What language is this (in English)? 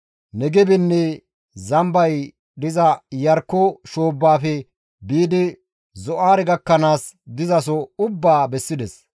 Gamo